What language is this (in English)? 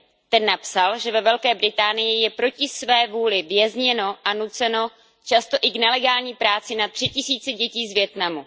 Czech